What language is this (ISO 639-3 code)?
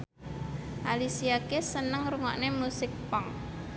jav